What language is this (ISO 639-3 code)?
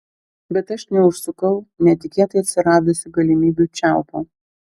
lit